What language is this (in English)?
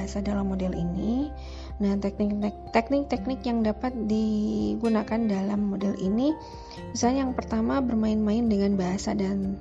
Indonesian